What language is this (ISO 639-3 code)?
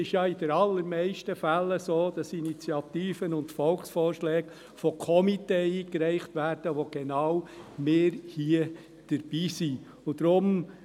gsw